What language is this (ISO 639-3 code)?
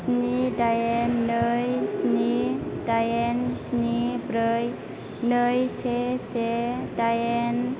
brx